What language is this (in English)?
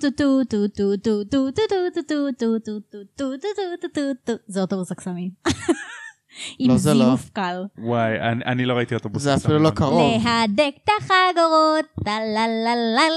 Hebrew